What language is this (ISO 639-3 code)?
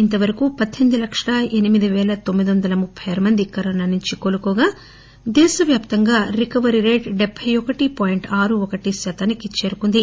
tel